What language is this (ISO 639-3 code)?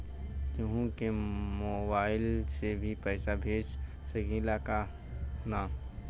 bho